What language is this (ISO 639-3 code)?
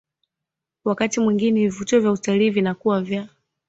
swa